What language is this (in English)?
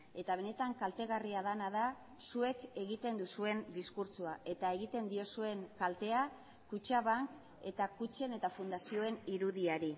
Basque